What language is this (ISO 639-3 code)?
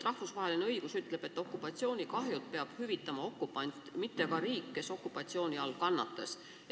est